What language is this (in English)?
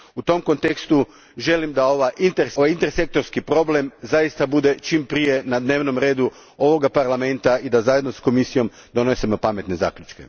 Croatian